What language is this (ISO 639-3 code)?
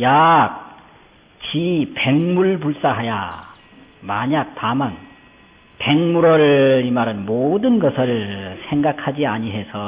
kor